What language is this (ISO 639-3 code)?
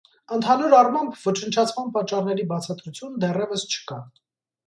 hye